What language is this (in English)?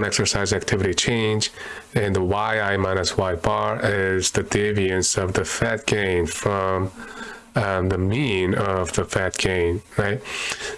English